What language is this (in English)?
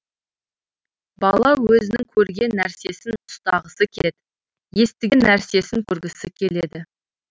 Kazakh